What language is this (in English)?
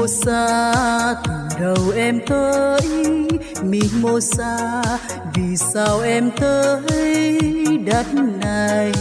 Vietnamese